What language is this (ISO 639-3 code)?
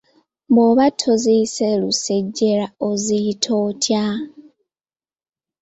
lug